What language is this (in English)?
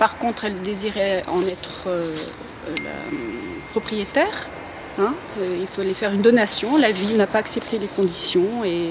French